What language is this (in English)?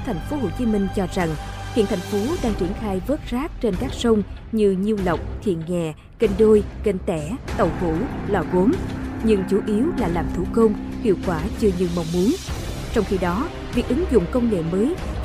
Vietnamese